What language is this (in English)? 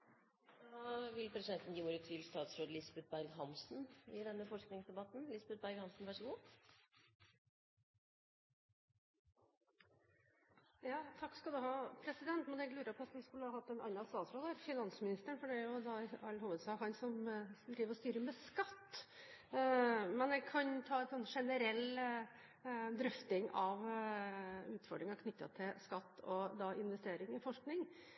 Norwegian